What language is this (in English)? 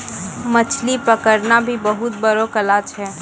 Maithili